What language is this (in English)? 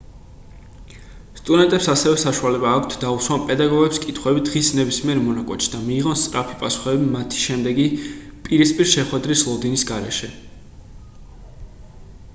Georgian